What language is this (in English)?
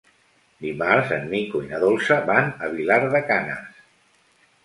Catalan